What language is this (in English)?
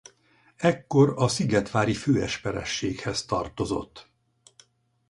Hungarian